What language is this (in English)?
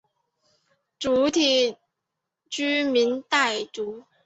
Chinese